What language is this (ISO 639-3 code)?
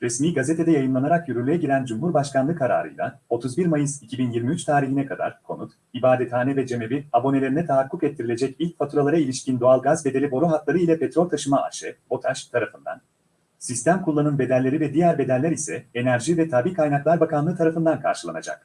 tur